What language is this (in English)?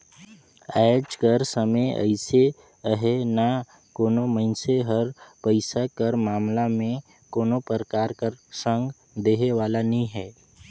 Chhattisgarhi